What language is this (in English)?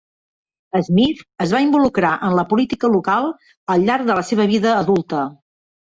Catalan